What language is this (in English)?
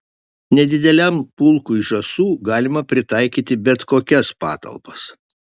Lithuanian